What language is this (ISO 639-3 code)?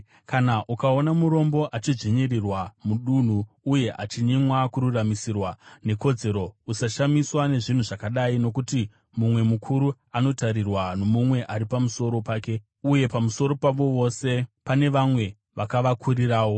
sna